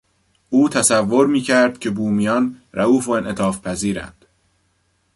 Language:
Persian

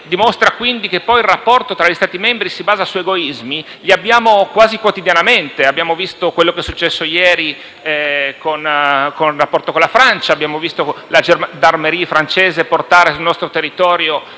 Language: Italian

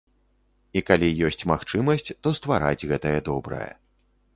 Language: Belarusian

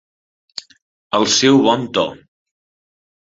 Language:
Catalan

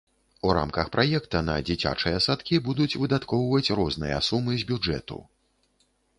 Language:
Belarusian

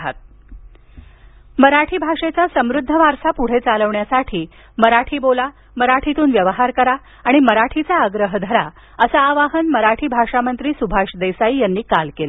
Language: Marathi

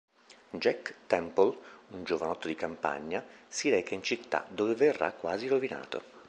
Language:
Italian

